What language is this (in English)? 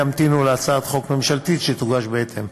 Hebrew